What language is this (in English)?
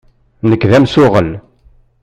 Kabyle